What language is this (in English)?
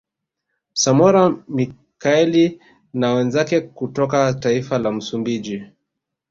Swahili